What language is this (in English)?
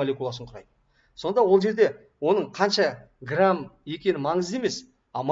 Turkish